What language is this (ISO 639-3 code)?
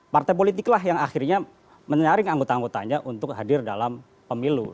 ind